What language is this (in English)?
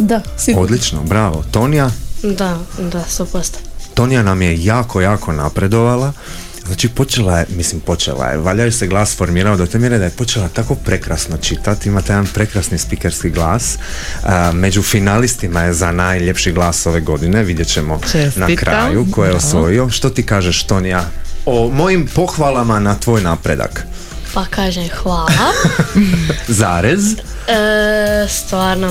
Croatian